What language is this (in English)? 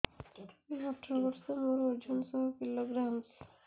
Odia